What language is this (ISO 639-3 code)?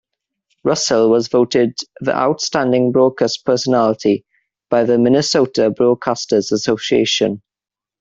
eng